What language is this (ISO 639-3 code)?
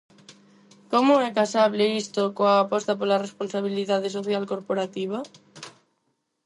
glg